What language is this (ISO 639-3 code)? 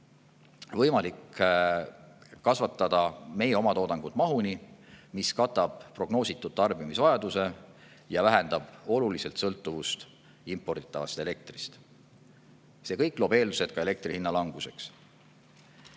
est